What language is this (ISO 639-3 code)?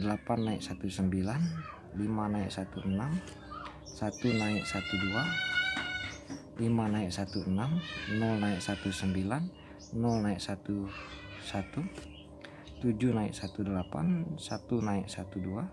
ind